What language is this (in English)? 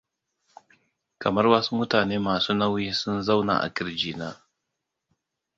Hausa